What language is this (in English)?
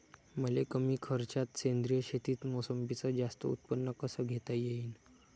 Marathi